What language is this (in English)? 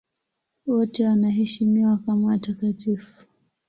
Swahili